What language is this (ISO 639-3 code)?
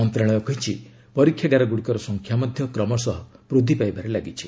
ori